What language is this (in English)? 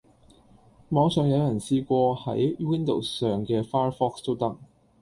Cantonese